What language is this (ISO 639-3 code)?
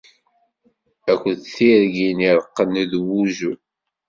kab